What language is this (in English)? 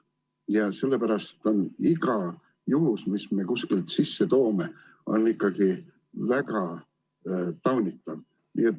Estonian